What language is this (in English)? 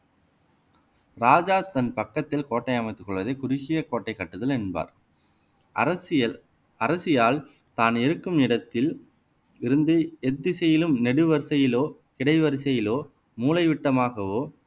Tamil